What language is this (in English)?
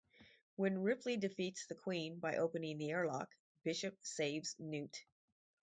English